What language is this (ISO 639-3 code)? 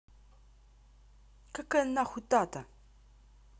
rus